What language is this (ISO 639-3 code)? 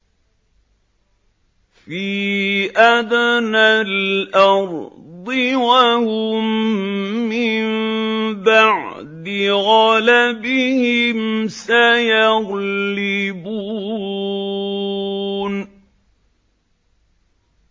ara